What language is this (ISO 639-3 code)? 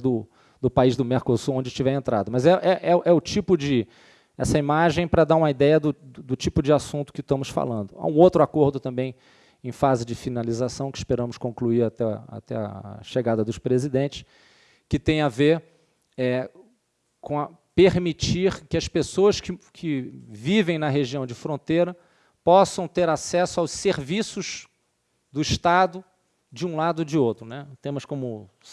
por